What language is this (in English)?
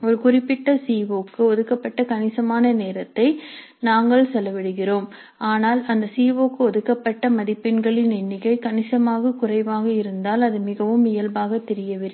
Tamil